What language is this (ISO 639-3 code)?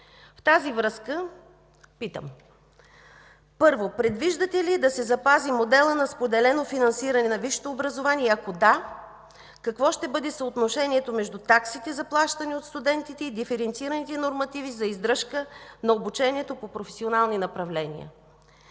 bul